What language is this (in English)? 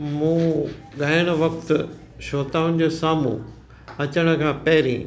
Sindhi